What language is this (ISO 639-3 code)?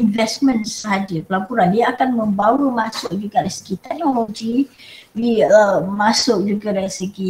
msa